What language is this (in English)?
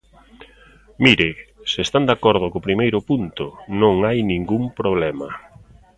Galician